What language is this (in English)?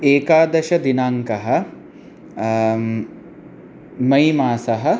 Sanskrit